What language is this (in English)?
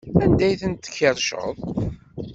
Kabyle